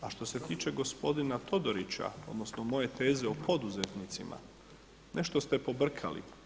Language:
Croatian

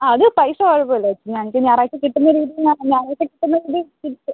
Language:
Malayalam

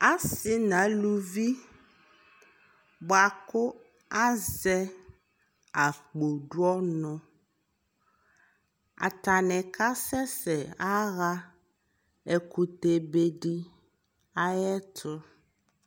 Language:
Ikposo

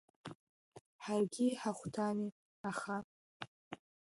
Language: Abkhazian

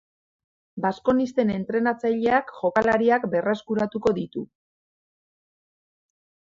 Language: Basque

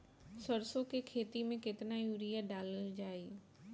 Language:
Bhojpuri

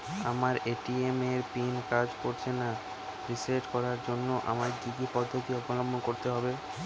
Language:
Bangla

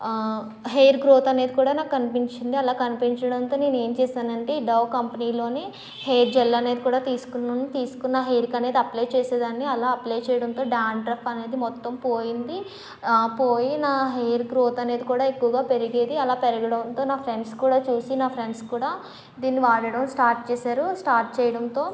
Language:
Telugu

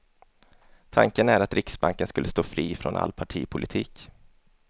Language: Swedish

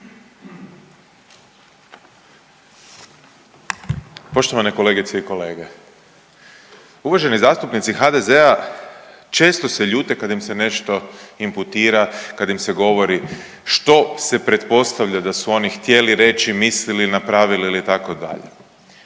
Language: Croatian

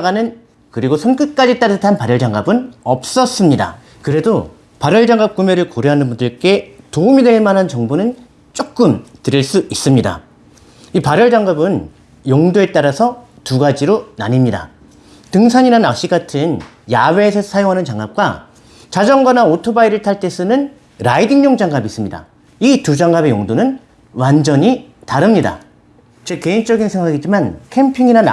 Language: Korean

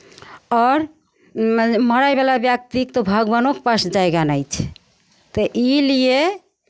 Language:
Maithili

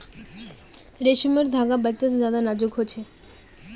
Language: Magahi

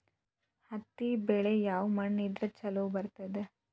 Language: Kannada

